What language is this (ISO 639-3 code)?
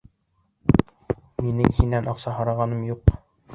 bak